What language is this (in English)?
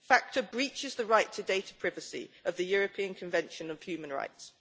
English